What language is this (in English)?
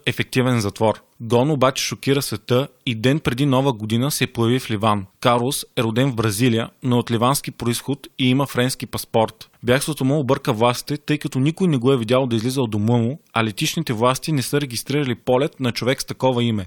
Bulgarian